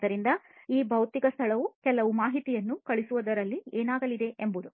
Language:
Kannada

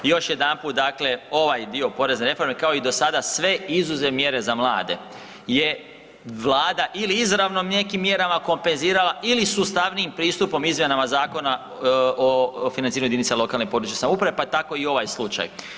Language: Croatian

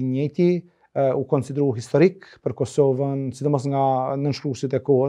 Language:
Romanian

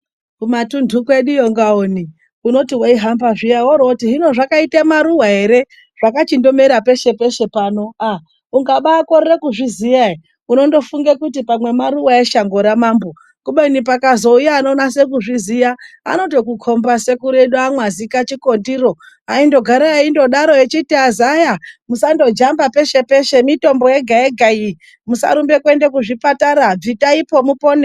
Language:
Ndau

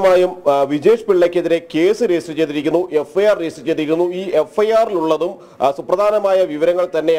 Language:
Hindi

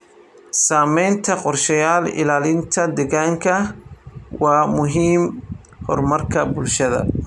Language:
Somali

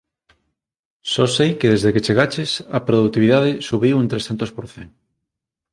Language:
Galician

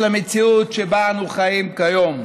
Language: Hebrew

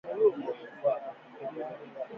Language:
Swahili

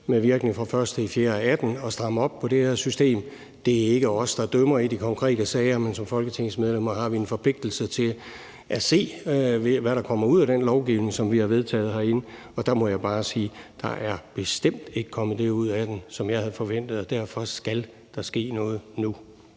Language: Danish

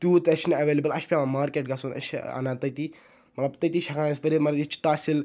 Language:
Kashmiri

